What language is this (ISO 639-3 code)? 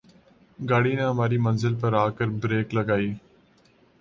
urd